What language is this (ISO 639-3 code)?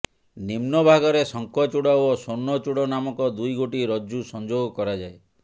ori